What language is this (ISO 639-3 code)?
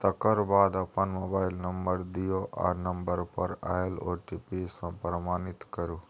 mai